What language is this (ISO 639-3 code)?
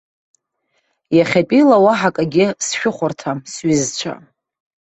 abk